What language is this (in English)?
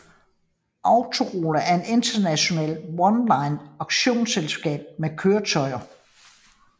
Danish